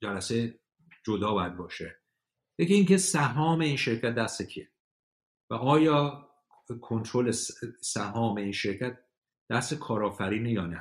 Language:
Persian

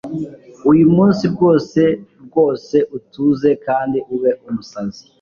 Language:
Kinyarwanda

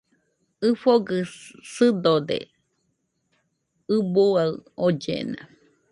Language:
Nüpode Huitoto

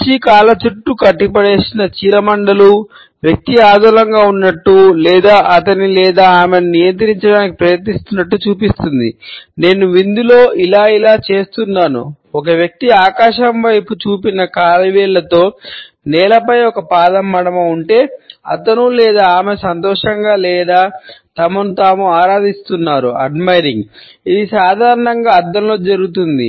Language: Telugu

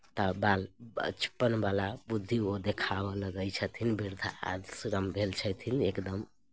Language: Maithili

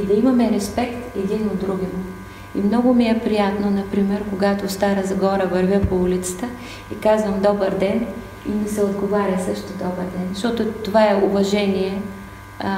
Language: Bulgarian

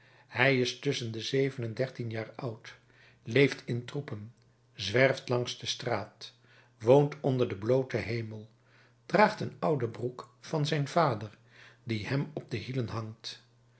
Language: Dutch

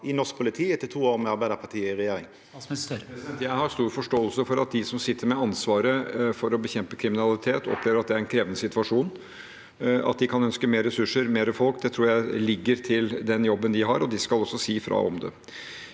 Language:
Norwegian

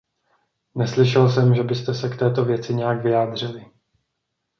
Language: Czech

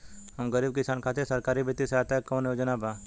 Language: Bhojpuri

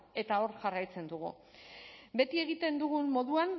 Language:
Basque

